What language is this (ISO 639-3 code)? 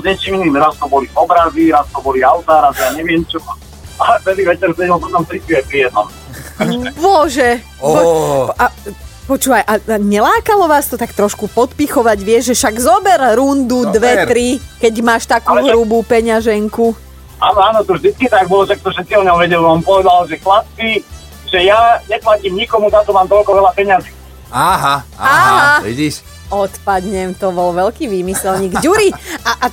slk